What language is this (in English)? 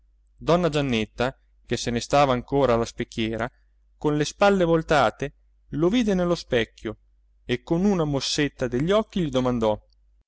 Italian